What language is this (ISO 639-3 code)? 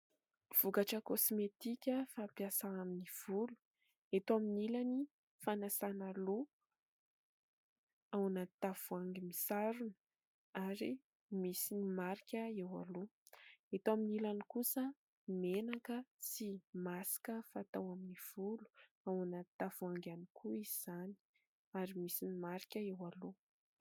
mlg